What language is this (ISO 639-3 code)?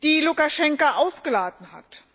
deu